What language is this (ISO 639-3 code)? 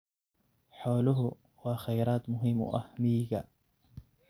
som